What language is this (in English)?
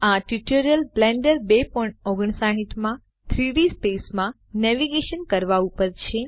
Gujarati